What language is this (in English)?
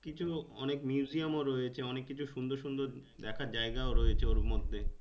Bangla